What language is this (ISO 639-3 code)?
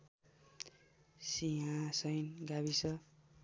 nep